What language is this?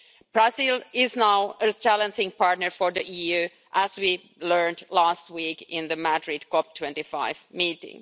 English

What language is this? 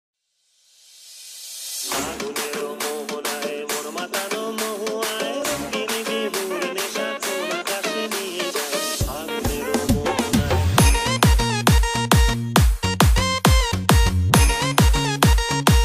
Arabic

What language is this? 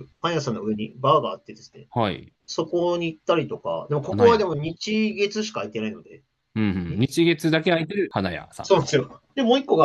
Japanese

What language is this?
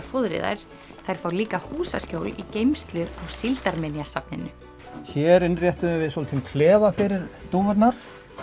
Icelandic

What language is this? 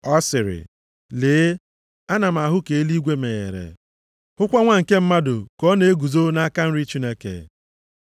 Igbo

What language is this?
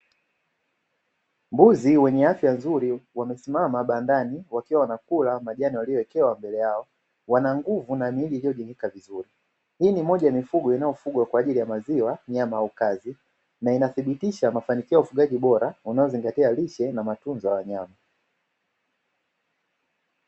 Swahili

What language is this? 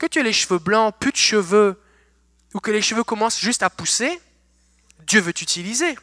French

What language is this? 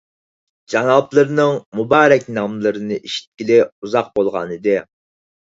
Uyghur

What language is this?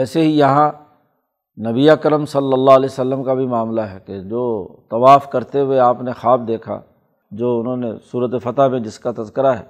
Urdu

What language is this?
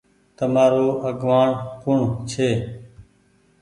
Goaria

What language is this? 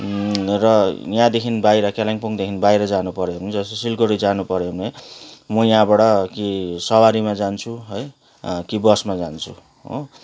Nepali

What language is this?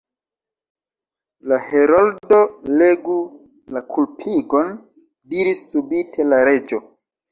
Esperanto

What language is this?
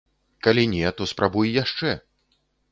Belarusian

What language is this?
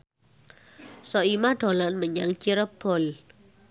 Javanese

